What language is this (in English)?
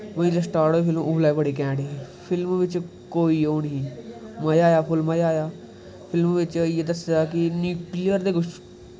Dogri